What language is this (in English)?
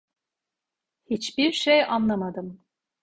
Turkish